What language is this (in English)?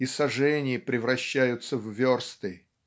Russian